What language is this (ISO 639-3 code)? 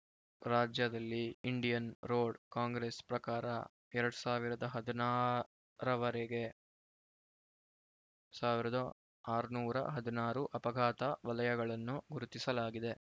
kan